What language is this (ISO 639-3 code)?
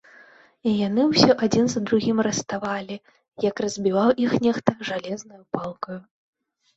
bel